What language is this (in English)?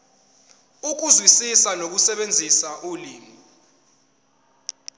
Zulu